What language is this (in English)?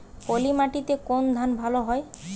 Bangla